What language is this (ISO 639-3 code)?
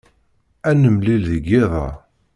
kab